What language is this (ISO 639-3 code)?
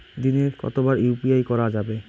ben